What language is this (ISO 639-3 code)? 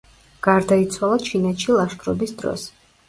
kat